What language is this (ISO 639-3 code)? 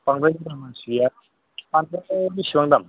brx